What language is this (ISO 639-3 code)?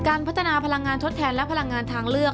tha